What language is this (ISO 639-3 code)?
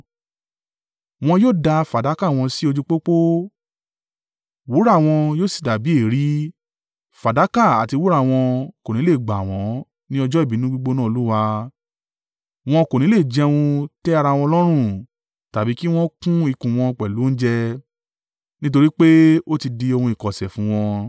yor